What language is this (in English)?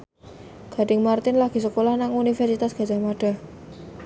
Javanese